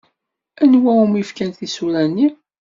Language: Kabyle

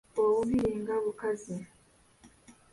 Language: Ganda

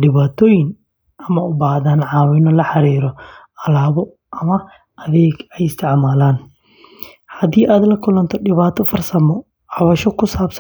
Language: Somali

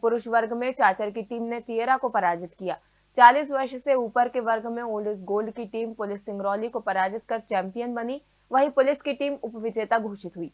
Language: Hindi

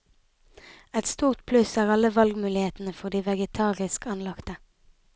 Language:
Norwegian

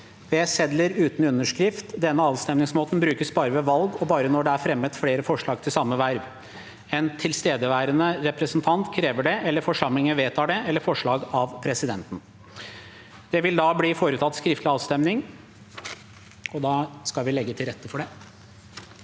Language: Norwegian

